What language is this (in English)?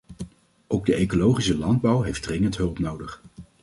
Dutch